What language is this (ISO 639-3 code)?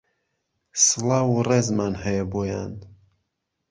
ckb